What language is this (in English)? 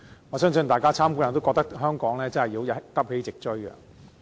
Cantonese